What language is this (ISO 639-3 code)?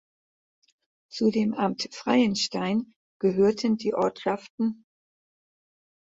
deu